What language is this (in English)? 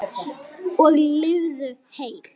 Icelandic